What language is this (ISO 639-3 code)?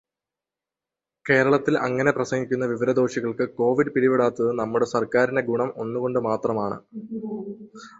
mal